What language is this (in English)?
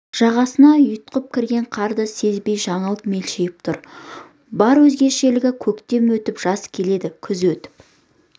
Kazakh